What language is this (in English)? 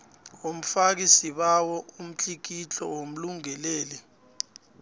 South Ndebele